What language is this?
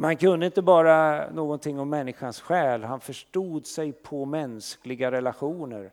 Swedish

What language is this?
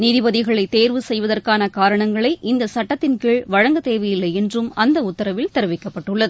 Tamil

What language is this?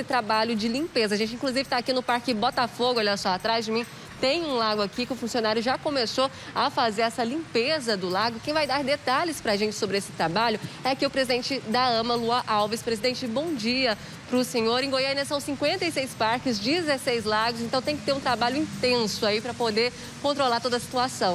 Portuguese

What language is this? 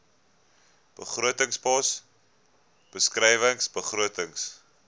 Afrikaans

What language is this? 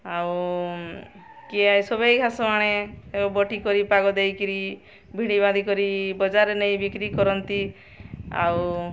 Odia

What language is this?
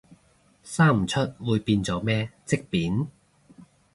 Cantonese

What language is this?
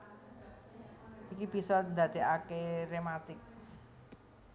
Javanese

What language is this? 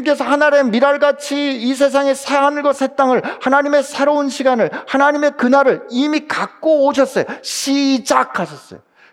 Korean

